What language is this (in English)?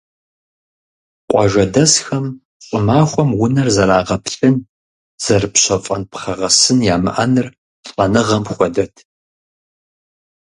Kabardian